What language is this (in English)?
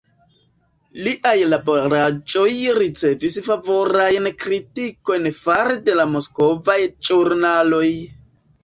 Esperanto